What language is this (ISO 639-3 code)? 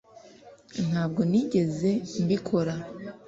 kin